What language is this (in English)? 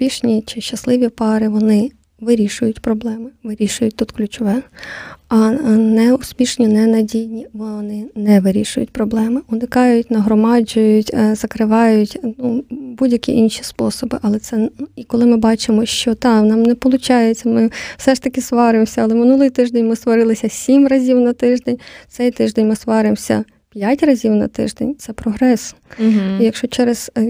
Ukrainian